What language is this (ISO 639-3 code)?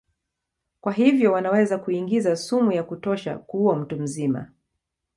swa